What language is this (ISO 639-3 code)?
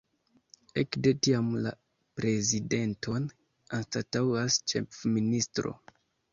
epo